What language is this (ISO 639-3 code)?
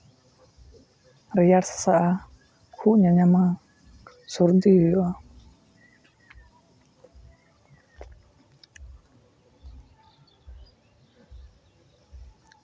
sat